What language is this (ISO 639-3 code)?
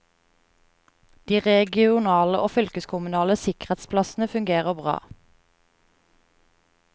nor